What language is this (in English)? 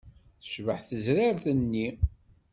Kabyle